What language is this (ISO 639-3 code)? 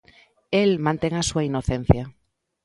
glg